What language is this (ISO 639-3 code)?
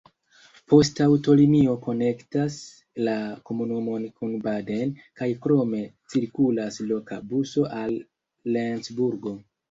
epo